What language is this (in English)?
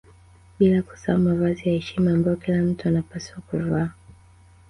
Swahili